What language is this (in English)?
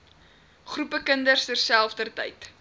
Afrikaans